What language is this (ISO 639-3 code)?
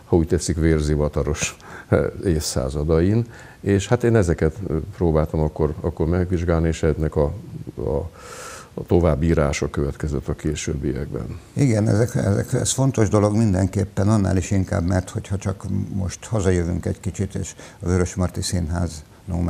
hun